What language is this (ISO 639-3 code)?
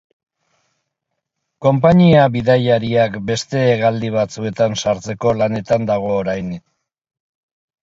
eus